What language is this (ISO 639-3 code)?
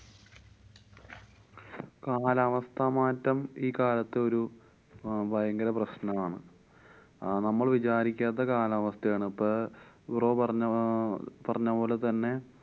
mal